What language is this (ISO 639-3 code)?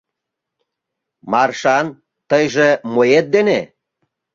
chm